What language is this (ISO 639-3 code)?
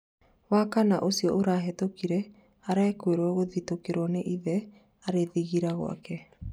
kik